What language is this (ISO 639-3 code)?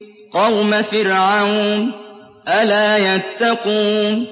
ara